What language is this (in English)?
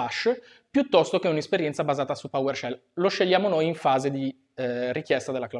Italian